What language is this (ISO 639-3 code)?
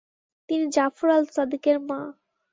ben